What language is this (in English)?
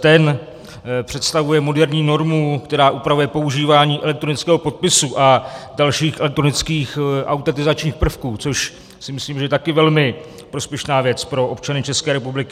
Czech